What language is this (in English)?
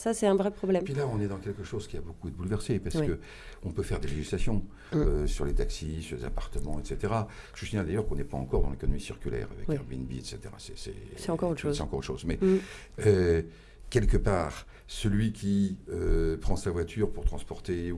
French